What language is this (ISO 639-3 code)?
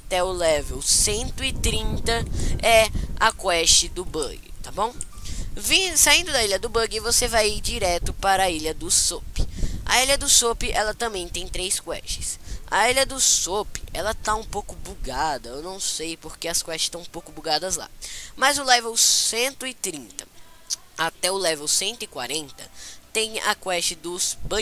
por